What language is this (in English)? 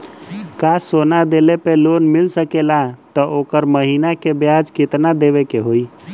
Bhojpuri